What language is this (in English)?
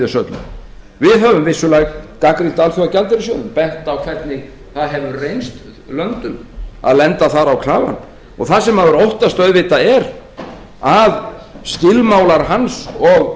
Icelandic